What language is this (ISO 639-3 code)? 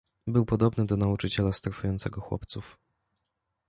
pol